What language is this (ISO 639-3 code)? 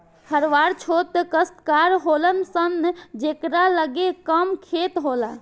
bho